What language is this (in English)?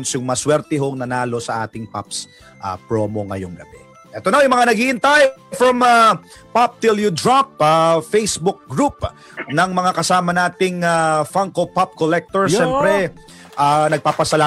Filipino